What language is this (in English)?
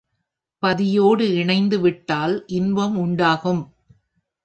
Tamil